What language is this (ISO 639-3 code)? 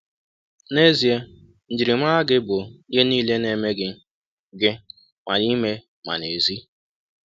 ibo